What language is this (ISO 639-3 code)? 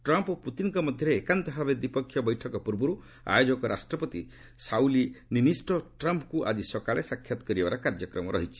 ori